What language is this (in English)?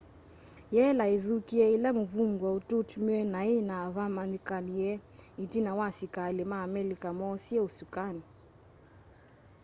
Kamba